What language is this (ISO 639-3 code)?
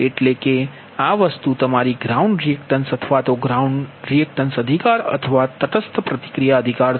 guj